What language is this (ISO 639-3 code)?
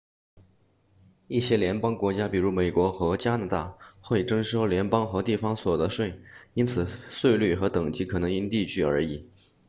zho